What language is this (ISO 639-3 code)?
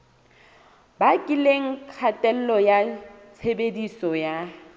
sot